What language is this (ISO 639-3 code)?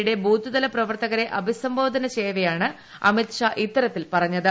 mal